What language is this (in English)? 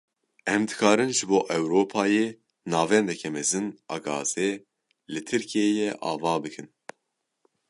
Kurdish